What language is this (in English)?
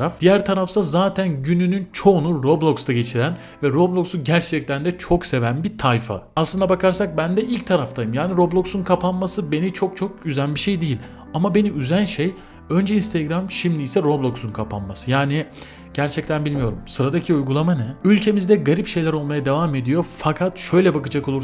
Turkish